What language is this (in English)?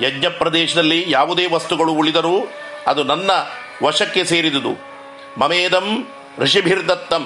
Kannada